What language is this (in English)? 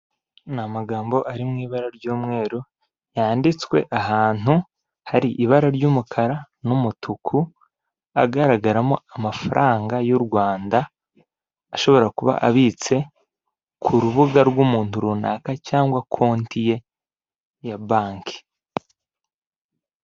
Kinyarwanda